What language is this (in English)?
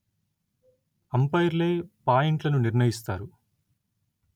Telugu